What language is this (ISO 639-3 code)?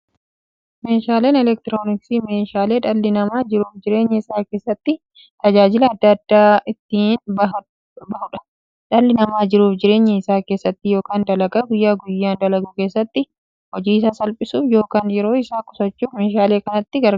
orm